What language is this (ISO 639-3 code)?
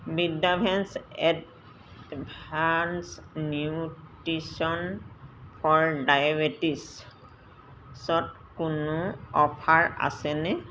asm